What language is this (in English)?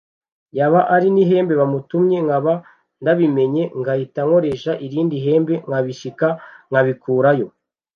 Kinyarwanda